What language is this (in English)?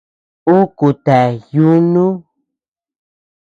Tepeuxila Cuicatec